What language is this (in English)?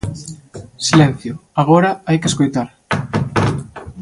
Galician